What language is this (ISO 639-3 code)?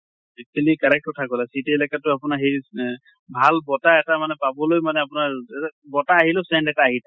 asm